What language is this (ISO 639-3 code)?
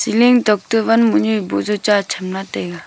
nnp